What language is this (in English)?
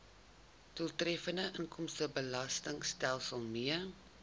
Afrikaans